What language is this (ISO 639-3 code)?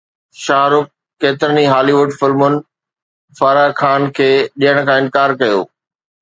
snd